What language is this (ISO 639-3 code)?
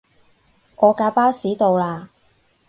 yue